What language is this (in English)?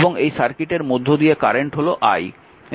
Bangla